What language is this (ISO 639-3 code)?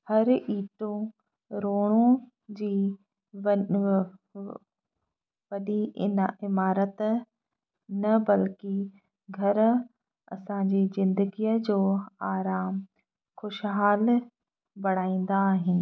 snd